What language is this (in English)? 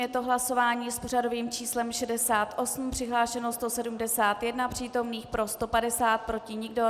Czech